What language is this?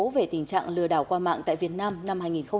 Vietnamese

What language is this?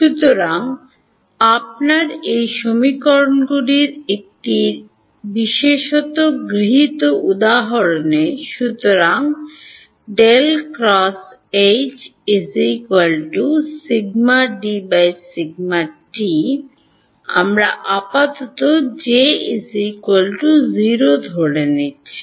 Bangla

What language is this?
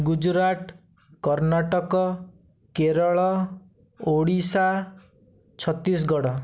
Odia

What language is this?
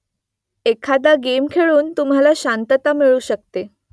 Marathi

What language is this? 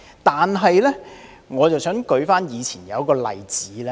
Cantonese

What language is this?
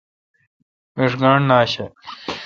Kalkoti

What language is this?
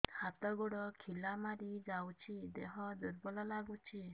Odia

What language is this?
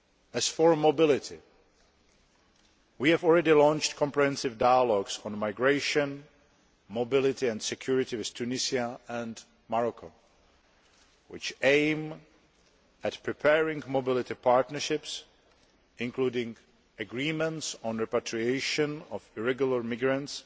English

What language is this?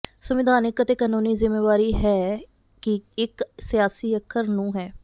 Punjabi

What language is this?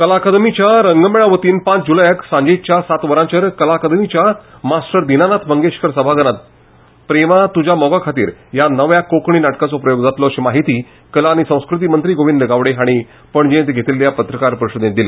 Konkani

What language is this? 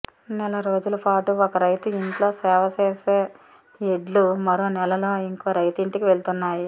Telugu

